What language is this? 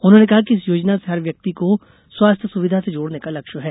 Hindi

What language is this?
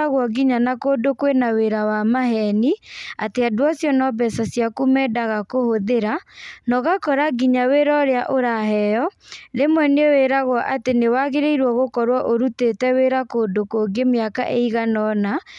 Kikuyu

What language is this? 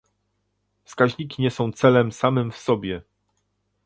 Polish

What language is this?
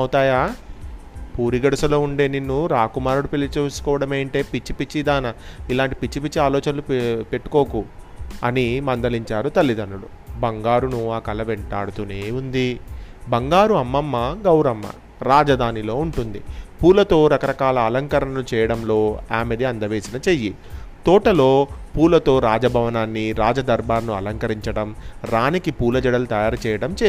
Telugu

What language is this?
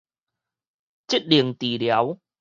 Min Nan Chinese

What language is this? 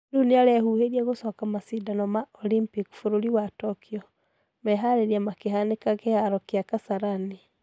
Kikuyu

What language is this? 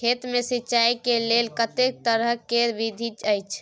Maithili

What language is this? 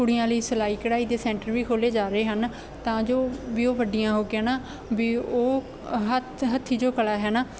Punjabi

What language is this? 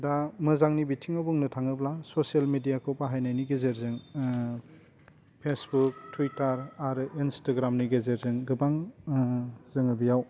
Bodo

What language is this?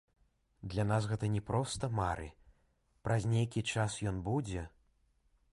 Belarusian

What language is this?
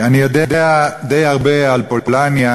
Hebrew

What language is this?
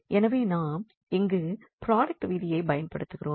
Tamil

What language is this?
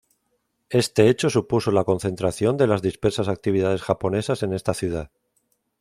Spanish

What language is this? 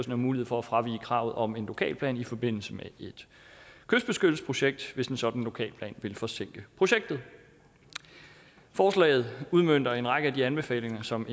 Danish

